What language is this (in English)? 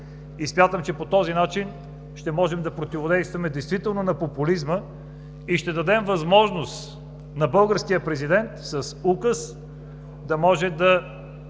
Bulgarian